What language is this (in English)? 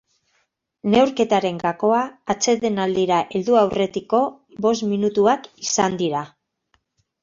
Basque